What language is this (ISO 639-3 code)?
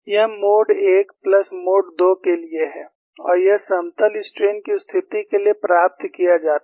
hin